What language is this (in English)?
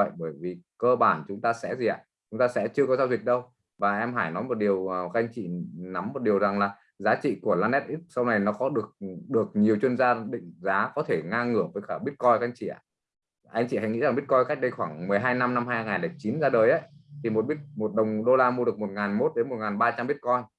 Vietnamese